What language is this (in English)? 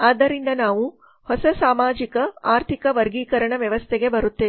Kannada